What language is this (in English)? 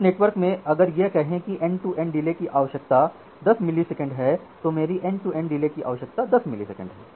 Hindi